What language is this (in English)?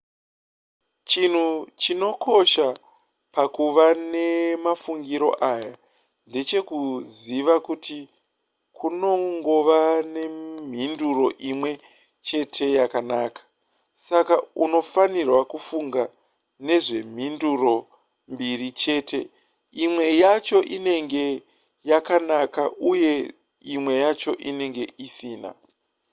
Shona